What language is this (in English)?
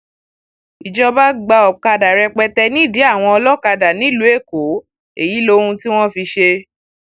Yoruba